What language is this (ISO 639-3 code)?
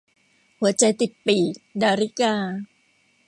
tha